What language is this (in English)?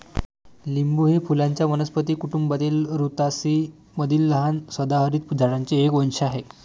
Marathi